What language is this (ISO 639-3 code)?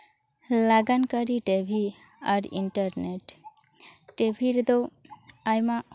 sat